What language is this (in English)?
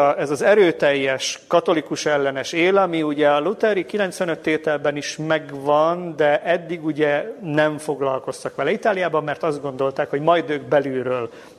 Hungarian